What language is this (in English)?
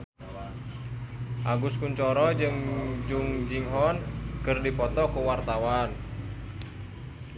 Sundanese